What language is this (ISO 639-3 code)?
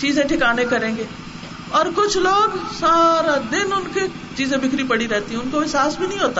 urd